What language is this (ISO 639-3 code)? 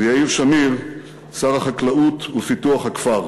heb